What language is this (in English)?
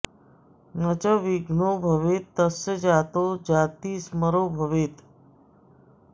Sanskrit